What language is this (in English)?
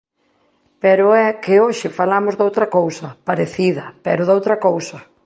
Galician